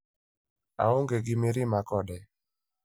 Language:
Luo (Kenya and Tanzania)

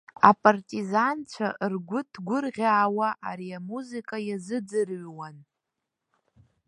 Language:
Abkhazian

